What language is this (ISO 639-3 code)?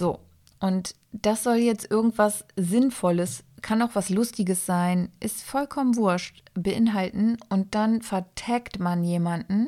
deu